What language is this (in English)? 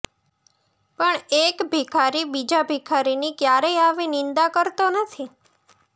Gujarati